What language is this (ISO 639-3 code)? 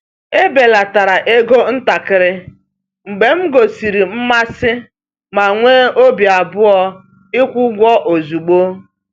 ibo